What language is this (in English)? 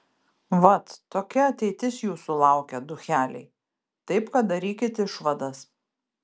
Lithuanian